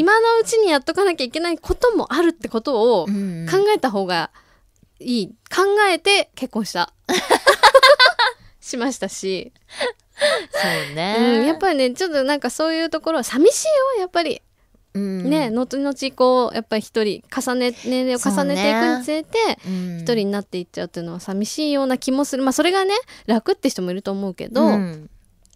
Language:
Japanese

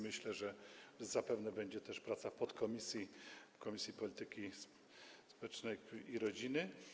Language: Polish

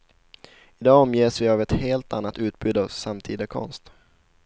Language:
Swedish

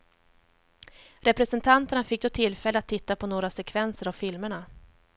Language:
Swedish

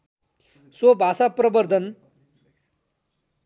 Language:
Nepali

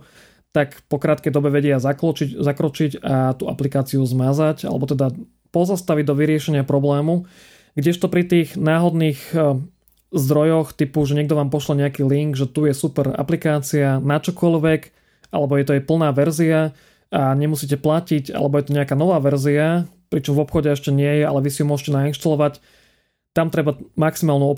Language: Slovak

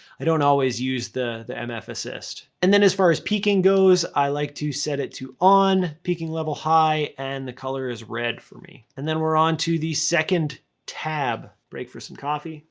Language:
English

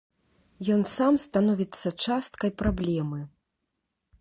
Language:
Belarusian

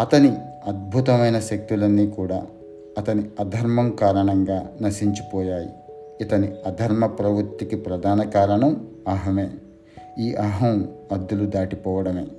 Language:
Telugu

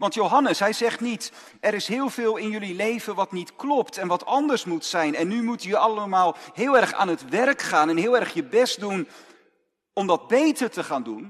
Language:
Dutch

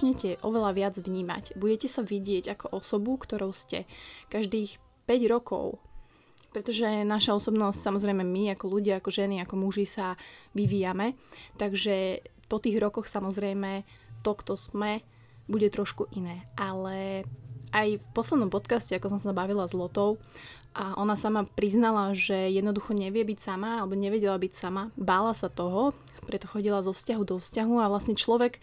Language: Slovak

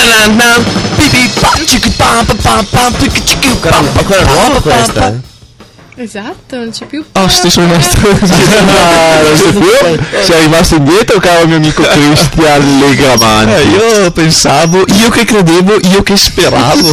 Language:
Italian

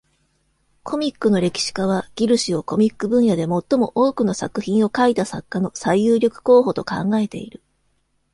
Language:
Japanese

